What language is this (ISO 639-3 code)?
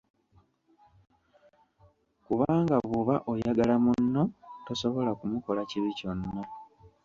lug